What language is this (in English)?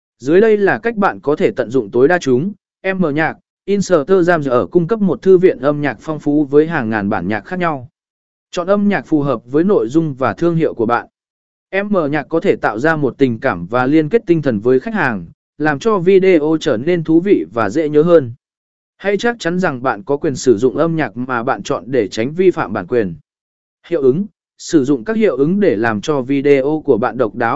Vietnamese